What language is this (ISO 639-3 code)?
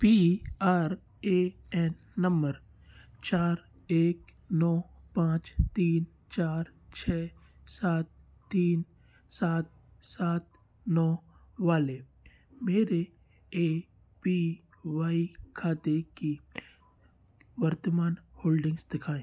hin